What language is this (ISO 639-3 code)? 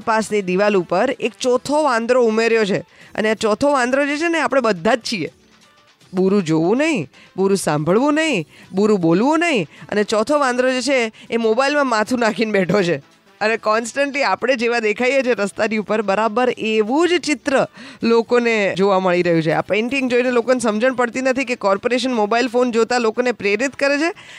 hin